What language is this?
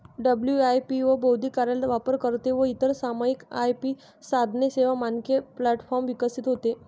Marathi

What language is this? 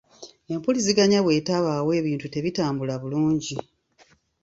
Ganda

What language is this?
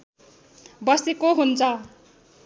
Nepali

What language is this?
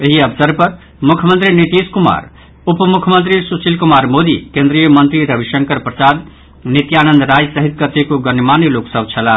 Maithili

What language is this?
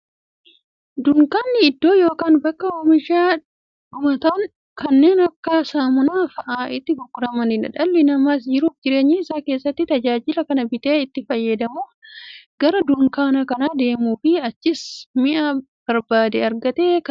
Oromo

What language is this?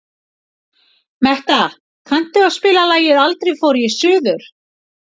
Icelandic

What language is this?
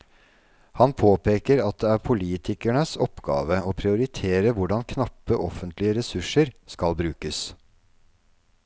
Norwegian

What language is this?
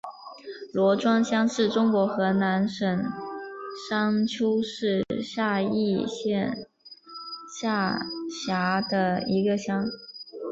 Chinese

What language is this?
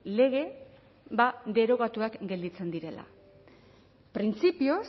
Basque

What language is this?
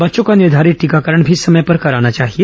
Hindi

